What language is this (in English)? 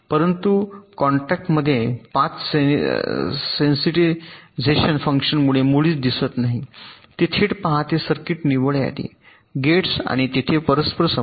Marathi